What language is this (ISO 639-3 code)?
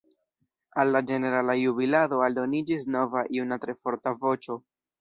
epo